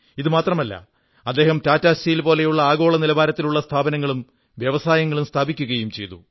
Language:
Malayalam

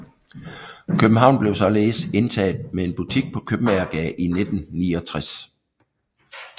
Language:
Danish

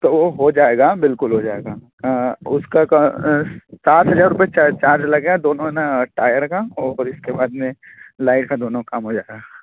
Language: Hindi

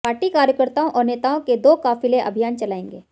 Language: Hindi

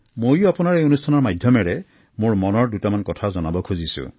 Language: Assamese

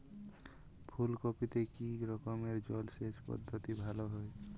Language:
Bangla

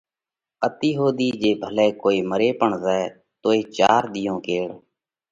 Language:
Parkari Koli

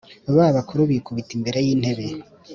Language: Kinyarwanda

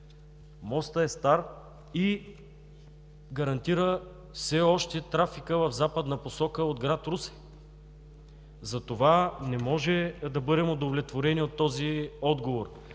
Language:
Bulgarian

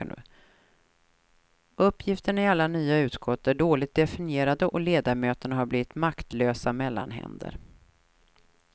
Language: Swedish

